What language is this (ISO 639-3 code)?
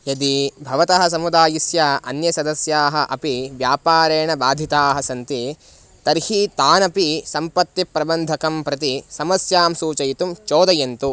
san